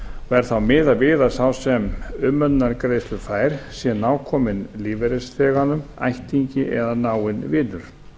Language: Icelandic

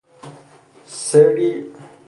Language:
Persian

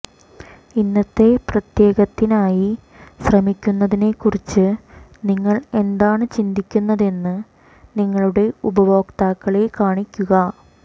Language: Malayalam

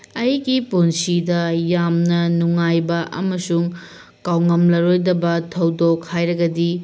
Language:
Manipuri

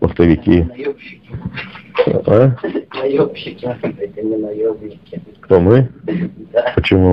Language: Russian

